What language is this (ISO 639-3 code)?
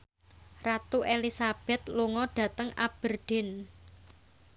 jav